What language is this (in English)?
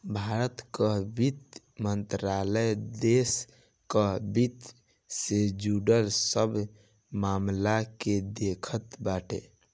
Bhojpuri